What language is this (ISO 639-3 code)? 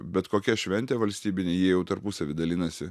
lit